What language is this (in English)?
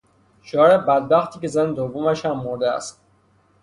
Persian